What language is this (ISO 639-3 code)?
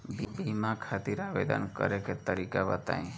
bho